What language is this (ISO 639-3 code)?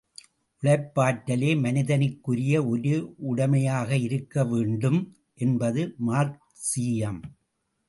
tam